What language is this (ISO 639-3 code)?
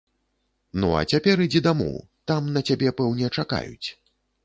bel